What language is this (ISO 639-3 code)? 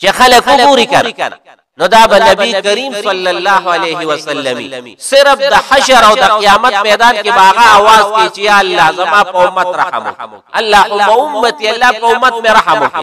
ara